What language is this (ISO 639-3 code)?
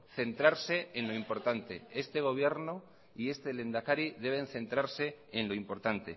spa